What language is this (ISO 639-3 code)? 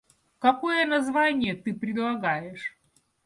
rus